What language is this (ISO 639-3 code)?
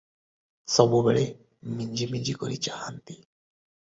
ori